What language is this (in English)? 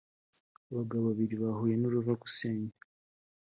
Kinyarwanda